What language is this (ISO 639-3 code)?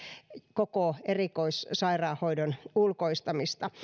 fin